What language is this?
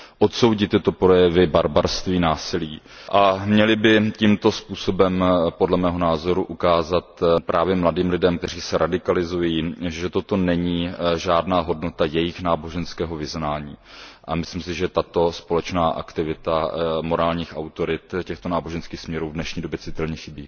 Czech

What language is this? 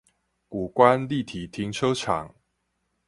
Chinese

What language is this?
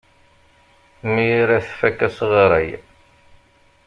Kabyle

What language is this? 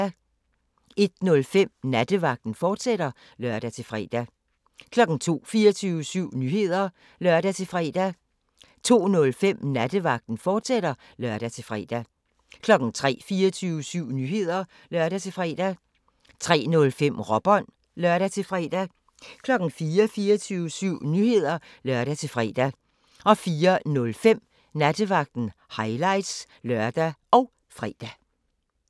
Danish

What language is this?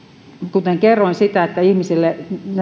Finnish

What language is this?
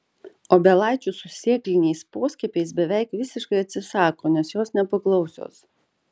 Lithuanian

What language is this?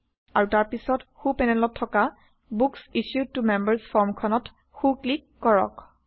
Assamese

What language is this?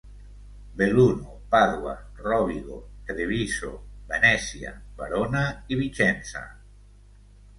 Catalan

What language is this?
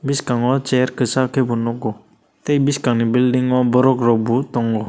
Kok Borok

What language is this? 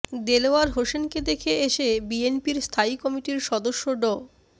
Bangla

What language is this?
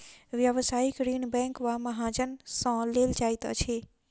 Maithili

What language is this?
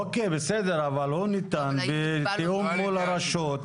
Hebrew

